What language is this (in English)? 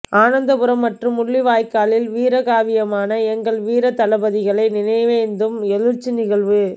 Tamil